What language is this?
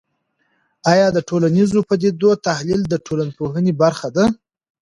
Pashto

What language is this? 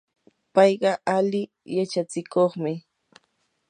Yanahuanca Pasco Quechua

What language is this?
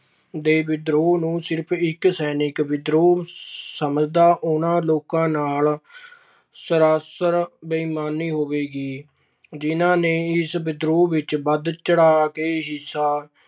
Punjabi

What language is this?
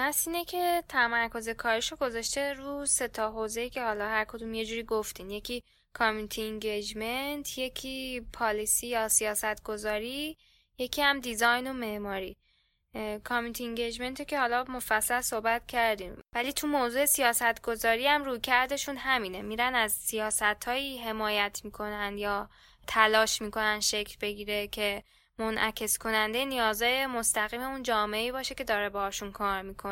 Persian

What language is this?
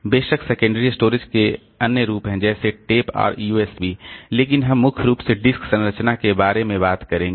Hindi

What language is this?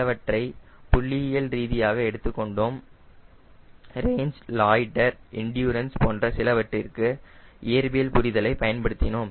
Tamil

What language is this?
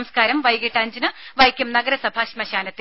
Malayalam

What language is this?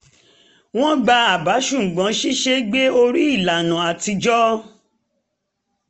Yoruba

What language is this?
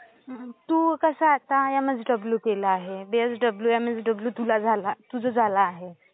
Marathi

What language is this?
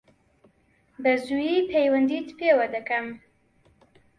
Central Kurdish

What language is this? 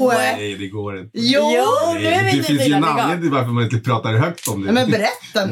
Swedish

